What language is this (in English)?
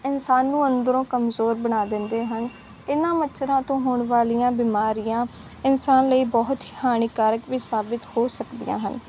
Punjabi